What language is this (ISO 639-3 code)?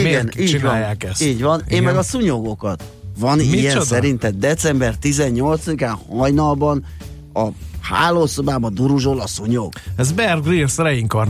hun